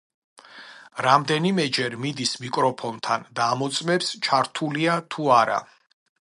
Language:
Georgian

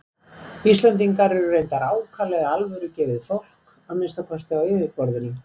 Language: Icelandic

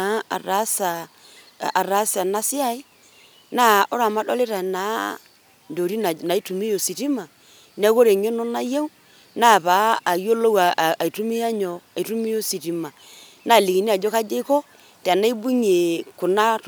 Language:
Masai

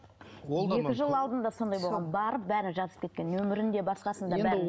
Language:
Kazakh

